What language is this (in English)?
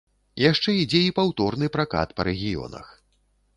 Belarusian